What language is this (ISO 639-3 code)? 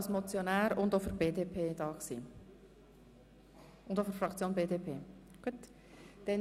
gsw